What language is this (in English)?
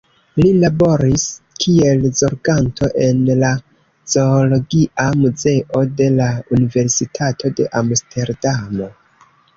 Esperanto